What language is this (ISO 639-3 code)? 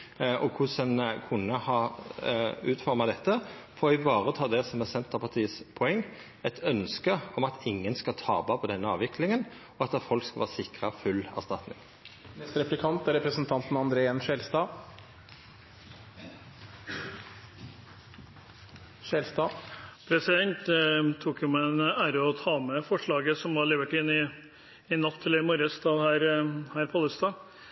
nor